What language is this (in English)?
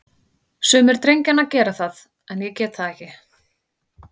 Icelandic